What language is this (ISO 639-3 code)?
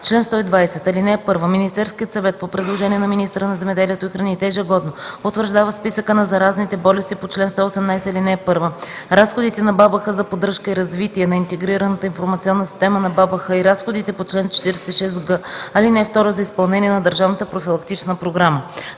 bul